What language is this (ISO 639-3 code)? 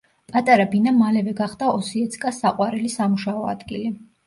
kat